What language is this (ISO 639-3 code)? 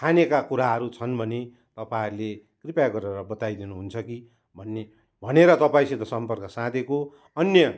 nep